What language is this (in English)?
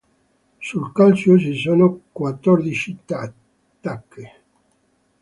Italian